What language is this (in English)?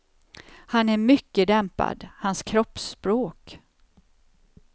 Swedish